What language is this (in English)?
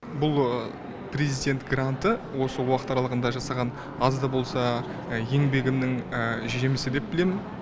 Kazakh